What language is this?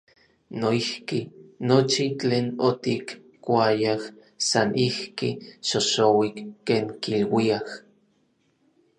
Orizaba Nahuatl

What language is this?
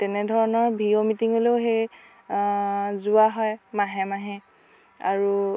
Assamese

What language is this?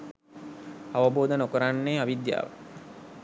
Sinhala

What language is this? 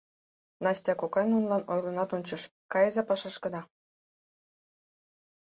Mari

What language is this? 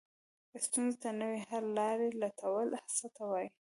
Pashto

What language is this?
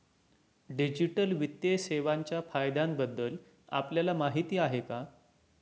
Marathi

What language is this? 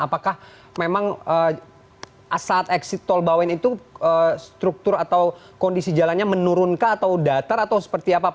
Indonesian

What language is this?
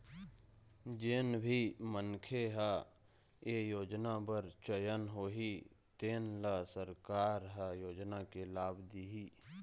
Chhattisgarhi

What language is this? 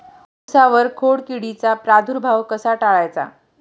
Marathi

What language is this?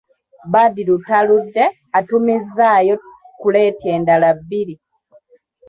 Ganda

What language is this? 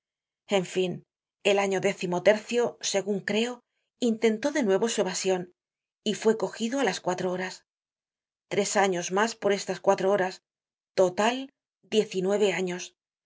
Spanish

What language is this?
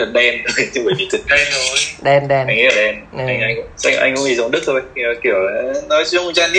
Vietnamese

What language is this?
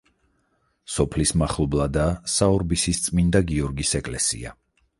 Georgian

